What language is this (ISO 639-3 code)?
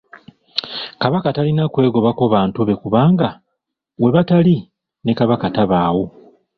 lug